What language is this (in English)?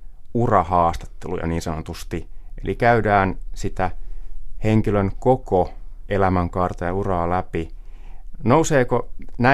Finnish